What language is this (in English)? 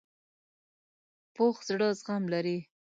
Pashto